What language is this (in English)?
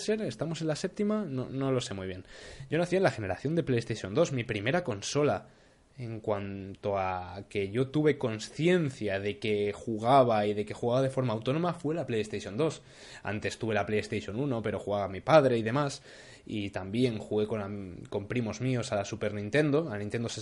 Spanish